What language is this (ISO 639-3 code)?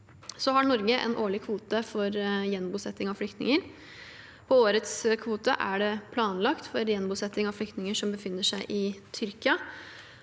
nor